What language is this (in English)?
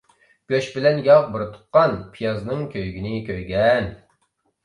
Uyghur